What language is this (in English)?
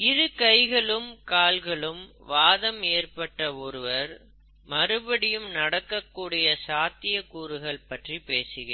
Tamil